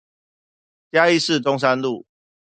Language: Chinese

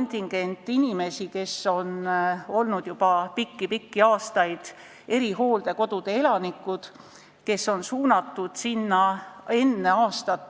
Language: Estonian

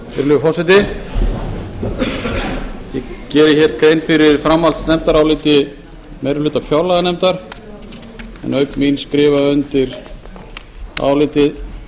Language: Icelandic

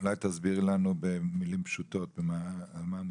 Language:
Hebrew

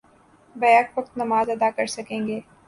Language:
Urdu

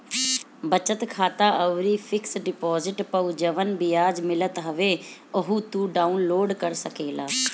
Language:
Bhojpuri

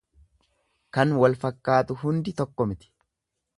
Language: Oromo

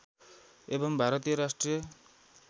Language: Nepali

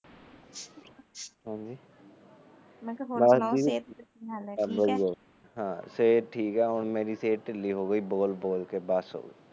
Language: Punjabi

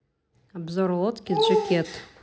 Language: Russian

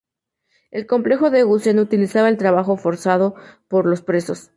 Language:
Spanish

